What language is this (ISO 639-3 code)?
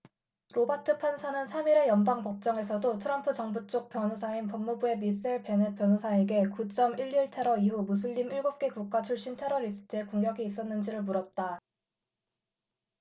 kor